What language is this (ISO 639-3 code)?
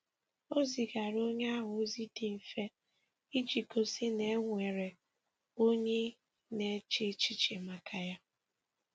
ibo